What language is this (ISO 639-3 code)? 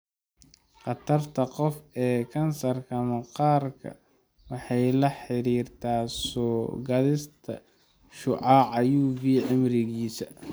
som